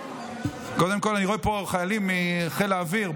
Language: Hebrew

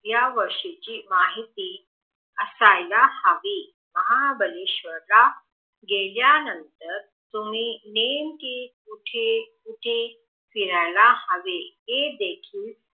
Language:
Marathi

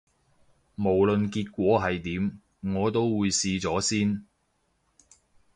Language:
Cantonese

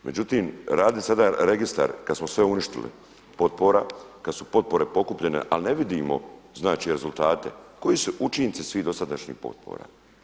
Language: Croatian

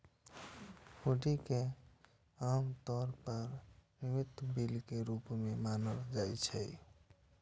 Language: Maithili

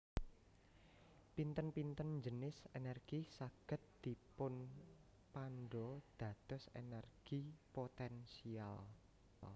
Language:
Javanese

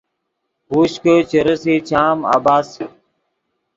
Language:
Yidgha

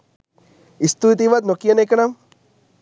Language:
Sinhala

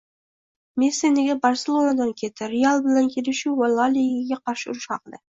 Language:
Uzbek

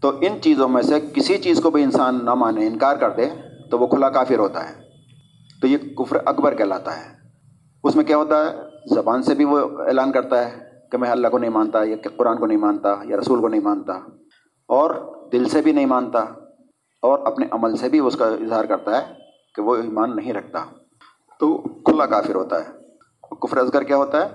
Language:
Urdu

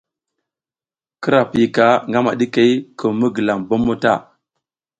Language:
South Giziga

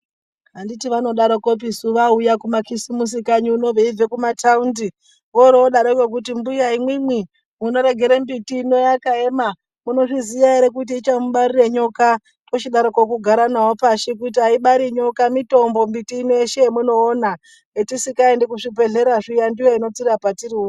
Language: Ndau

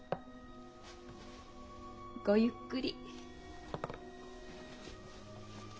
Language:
Japanese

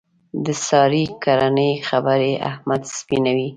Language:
Pashto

